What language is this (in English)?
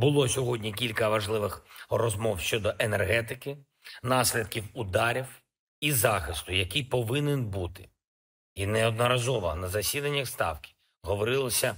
Ukrainian